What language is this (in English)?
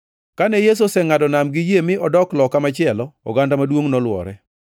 Luo (Kenya and Tanzania)